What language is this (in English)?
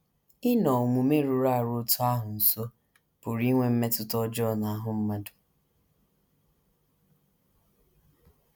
Igbo